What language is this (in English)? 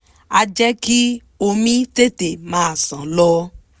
Yoruba